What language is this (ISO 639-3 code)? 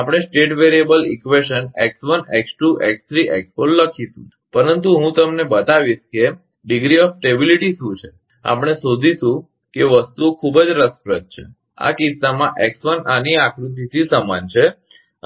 guj